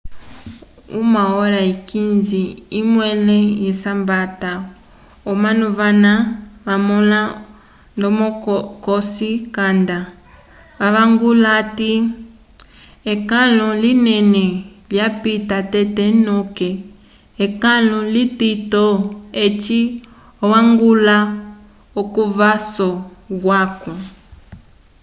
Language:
Umbundu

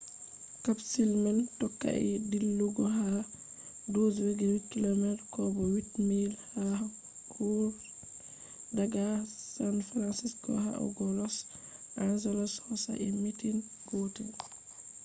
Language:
Fula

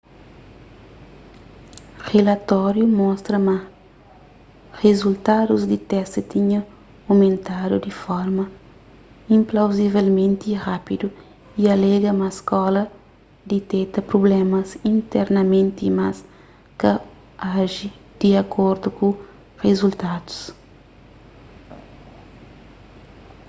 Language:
Kabuverdianu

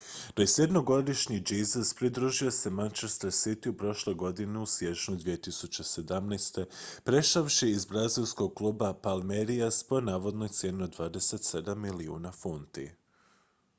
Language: Croatian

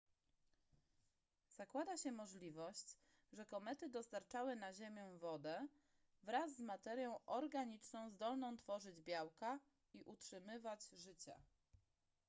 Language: Polish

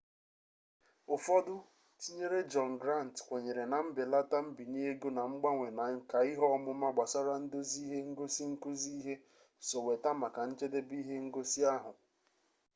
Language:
Igbo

